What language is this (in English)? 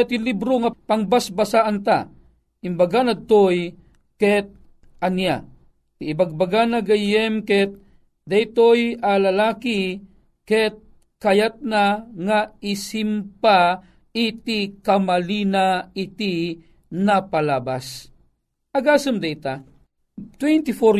Filipino